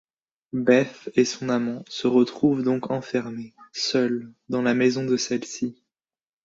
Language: French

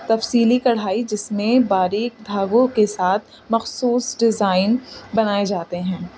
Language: Urdu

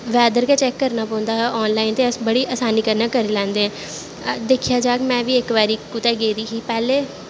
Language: Dogri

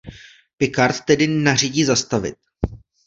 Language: Czech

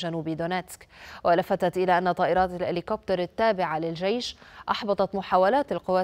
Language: Arabic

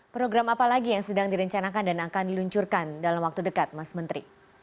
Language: Indonesian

